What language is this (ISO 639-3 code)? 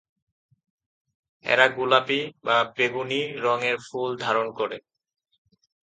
ben